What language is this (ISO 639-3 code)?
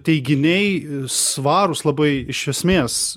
lit